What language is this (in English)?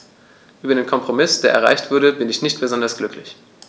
German